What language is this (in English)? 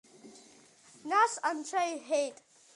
Abkhazian